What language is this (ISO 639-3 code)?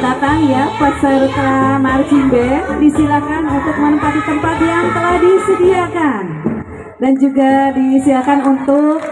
ind